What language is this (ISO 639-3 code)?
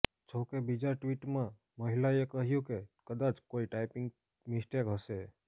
guj